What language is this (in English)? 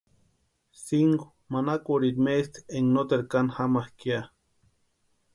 Western Highland Purepecha